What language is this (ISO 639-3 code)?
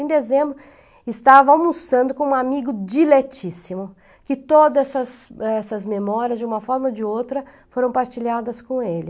por